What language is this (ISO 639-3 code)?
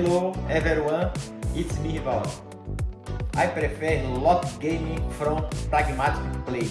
ind